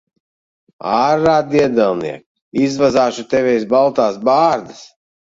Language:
Latvian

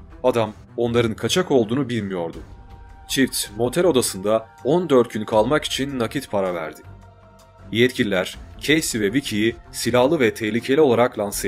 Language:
Turkish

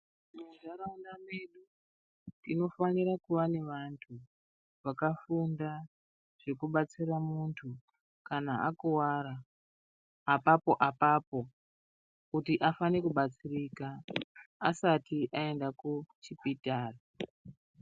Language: Ndau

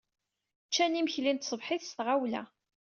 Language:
Kabyle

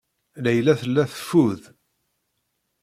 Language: Kabyle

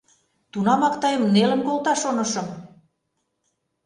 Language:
Mari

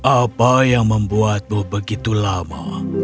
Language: Indonesian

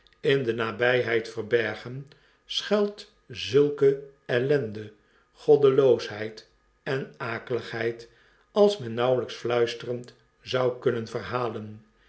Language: Dutch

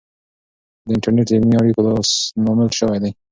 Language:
Pashto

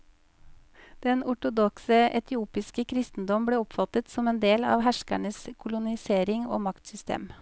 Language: Norwegian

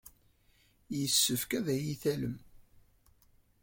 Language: Kabyle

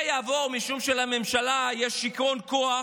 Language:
Hebrew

